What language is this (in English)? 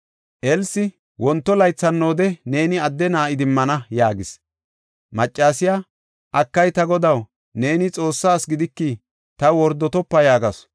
Gofa